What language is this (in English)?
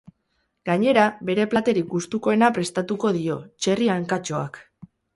Basque